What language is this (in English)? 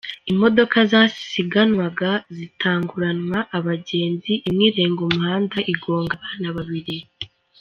Kinyarwanda